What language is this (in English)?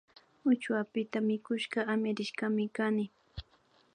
Imbabura Highland Quichua